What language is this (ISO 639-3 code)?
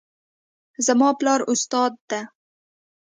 pus